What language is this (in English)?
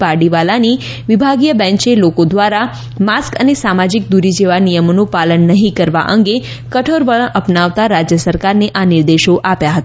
Gujarati